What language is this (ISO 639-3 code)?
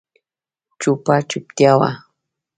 pus